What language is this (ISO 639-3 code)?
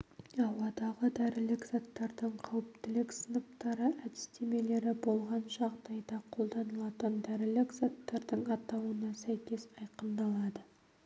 kaz